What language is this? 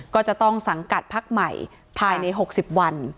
Thai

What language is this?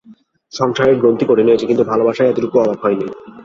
Bangla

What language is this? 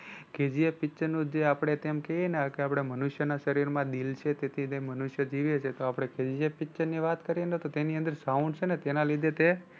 Gujarati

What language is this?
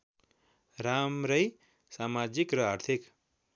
Nepali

